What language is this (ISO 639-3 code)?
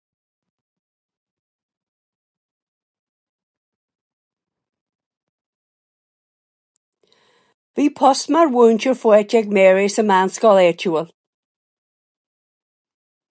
gle